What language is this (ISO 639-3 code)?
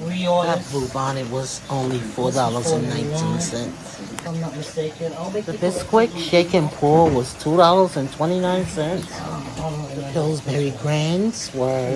eng